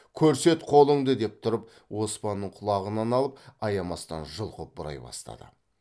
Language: Kazakh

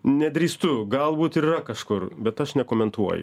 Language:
Lithuanian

